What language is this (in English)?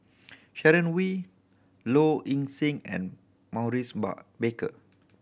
English